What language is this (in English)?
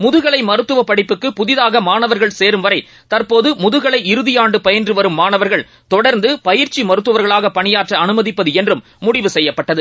Tamil